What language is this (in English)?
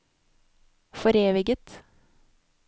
Norwegian